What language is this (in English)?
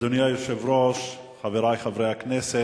Hebrew